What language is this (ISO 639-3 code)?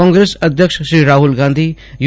guj